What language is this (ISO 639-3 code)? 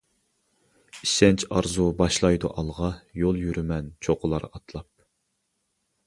uig